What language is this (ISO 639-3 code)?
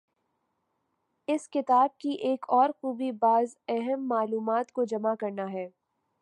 urd